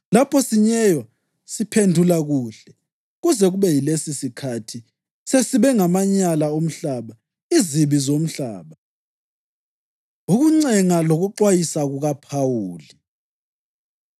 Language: North Ndebele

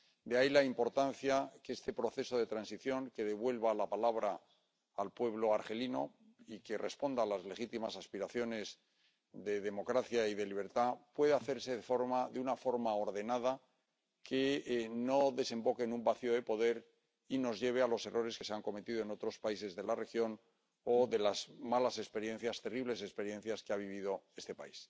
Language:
Spanish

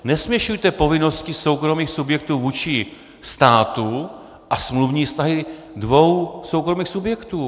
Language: Czech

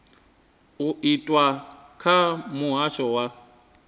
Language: Venda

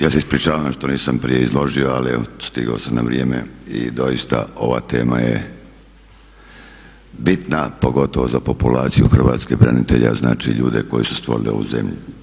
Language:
Croatian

